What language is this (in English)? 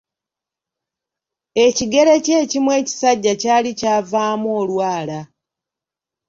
Ganda